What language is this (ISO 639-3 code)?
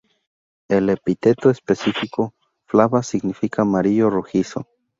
spa